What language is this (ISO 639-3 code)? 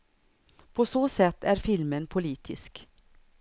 swe